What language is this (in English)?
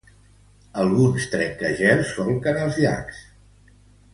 Catalan